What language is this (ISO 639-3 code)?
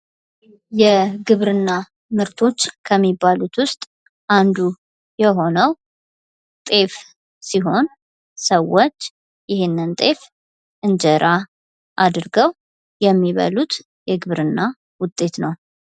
amh